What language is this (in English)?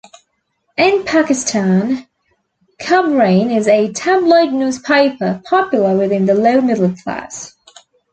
English